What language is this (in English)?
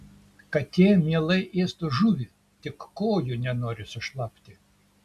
Lithuanian